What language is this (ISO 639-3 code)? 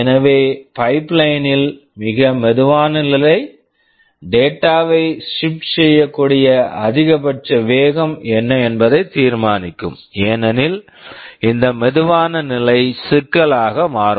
tam